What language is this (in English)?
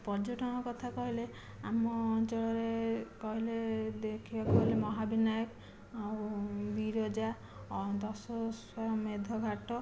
Odia